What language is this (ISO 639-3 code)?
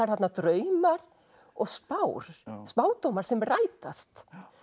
isl